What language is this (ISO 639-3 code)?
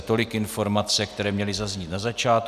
ces